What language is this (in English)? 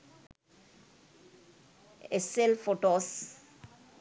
Sinhala